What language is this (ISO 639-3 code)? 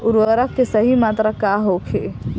bho